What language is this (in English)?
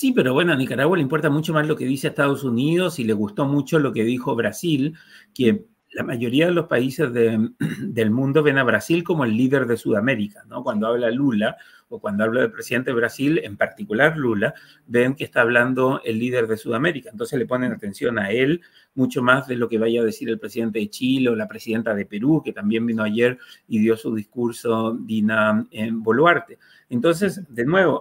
Spanish